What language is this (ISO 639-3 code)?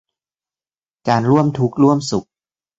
tha